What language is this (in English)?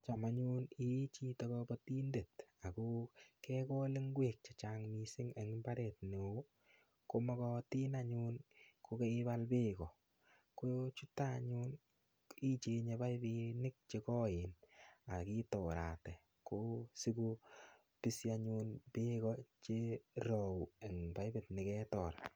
Kalenjin